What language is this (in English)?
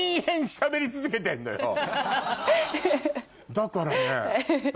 Japanese